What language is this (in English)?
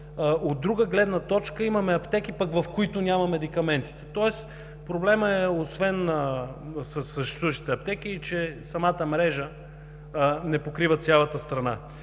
Bulgarian